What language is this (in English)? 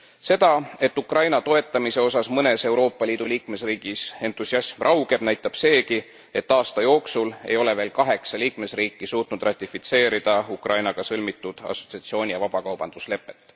Estonian